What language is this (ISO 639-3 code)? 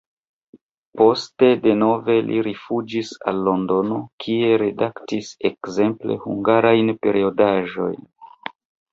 epo